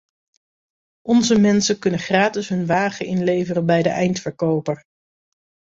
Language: Dutch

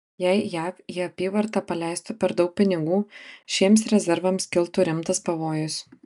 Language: Lithuanian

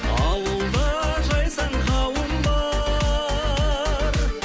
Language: Kazakh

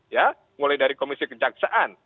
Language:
Indonesian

